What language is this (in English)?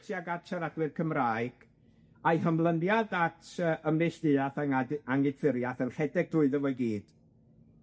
Welsh